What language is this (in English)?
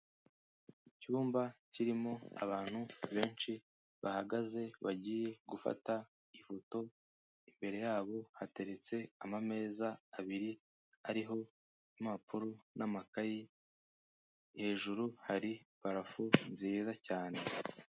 Kinyarwanda